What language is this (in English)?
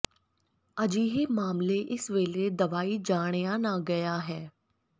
Punjabi